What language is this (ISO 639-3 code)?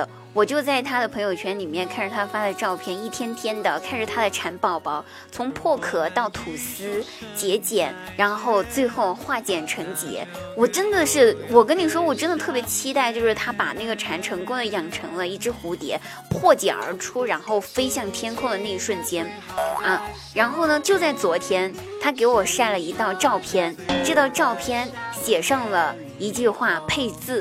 zho